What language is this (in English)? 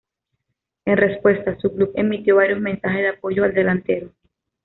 Spanish